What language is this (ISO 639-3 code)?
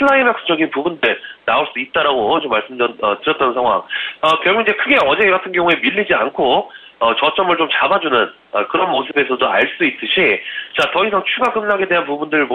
kor